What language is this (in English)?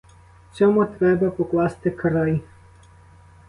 Ukrainian